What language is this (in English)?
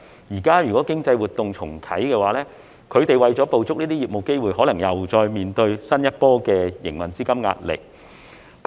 Cantonese